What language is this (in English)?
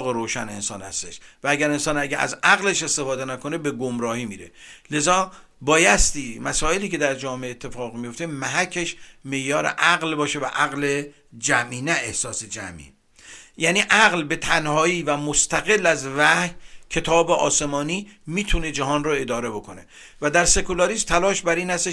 Persian